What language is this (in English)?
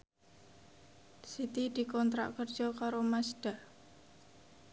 Javanese